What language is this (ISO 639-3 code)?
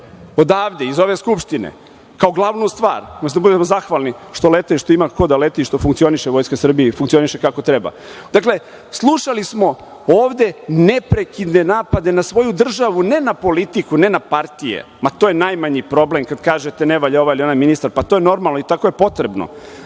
srp